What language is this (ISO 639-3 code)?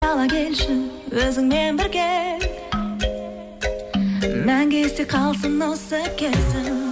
kaz